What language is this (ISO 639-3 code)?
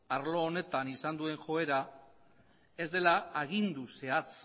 eus